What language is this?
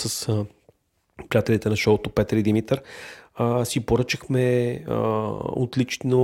Bulgarian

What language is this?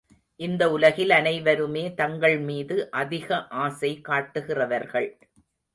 Tamil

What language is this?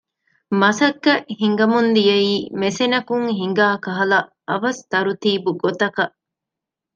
Divehi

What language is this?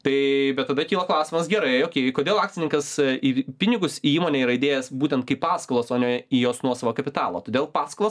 Lithuanian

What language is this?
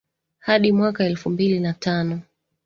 Swahili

